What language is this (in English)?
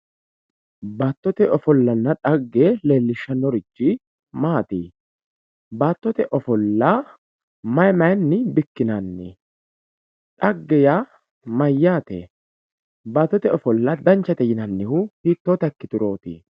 Sidamo